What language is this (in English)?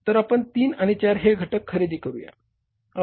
Marathi